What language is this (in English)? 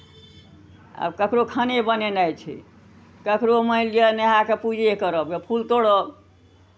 Maithili